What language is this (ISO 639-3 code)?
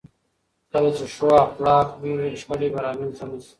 pus